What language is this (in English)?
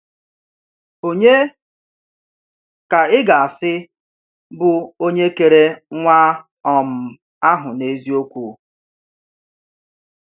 Igbo